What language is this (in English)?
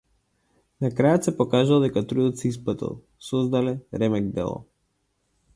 Macedonian